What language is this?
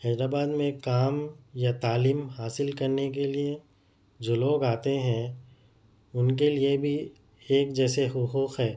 Urdu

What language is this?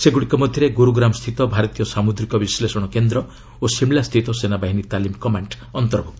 Odia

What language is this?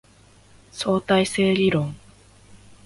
Japanese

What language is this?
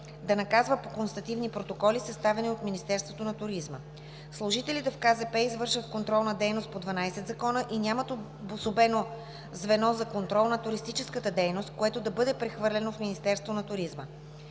Bulgarian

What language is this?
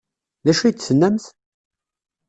Kabyle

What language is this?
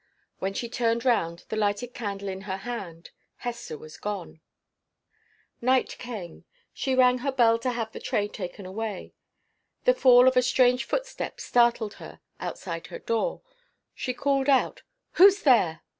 English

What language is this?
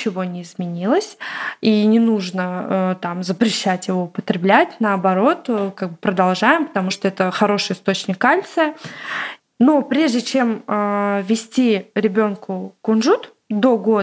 Russian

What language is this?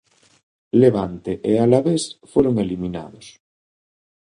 Galician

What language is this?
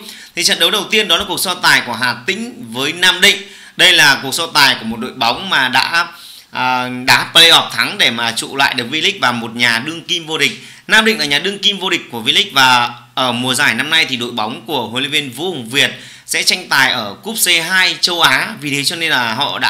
Vietnamese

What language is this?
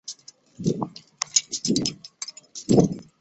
Chinese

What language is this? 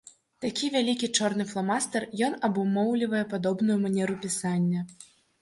Belarusian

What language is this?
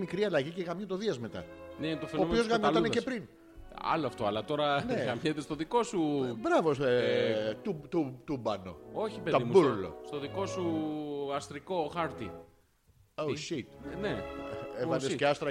Greek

